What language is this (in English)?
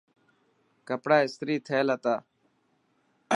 Dhatki